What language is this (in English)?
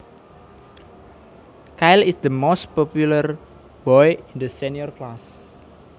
Javanese